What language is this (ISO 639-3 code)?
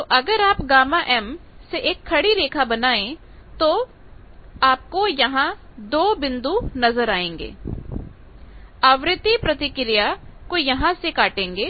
hin